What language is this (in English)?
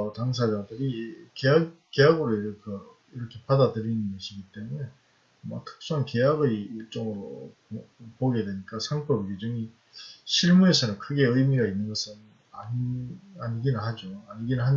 Korean